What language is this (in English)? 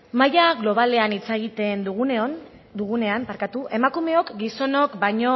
Basque